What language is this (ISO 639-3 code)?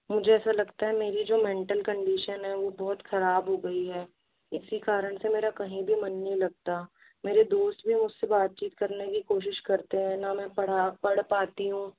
hin